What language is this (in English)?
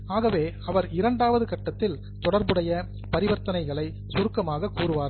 Tamil